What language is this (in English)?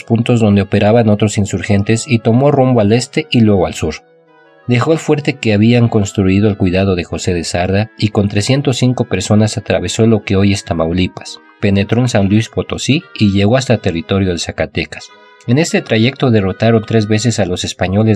Spanish